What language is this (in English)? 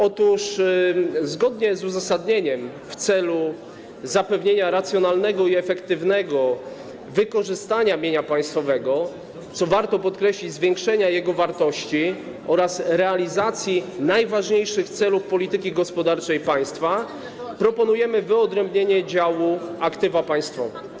Polish